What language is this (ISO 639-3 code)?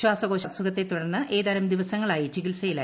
mal